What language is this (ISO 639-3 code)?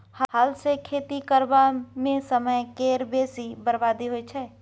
mai